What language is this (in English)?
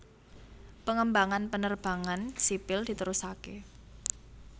Javanese